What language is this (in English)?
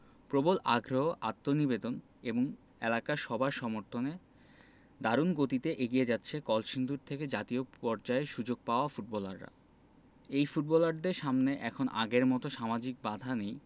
Bangla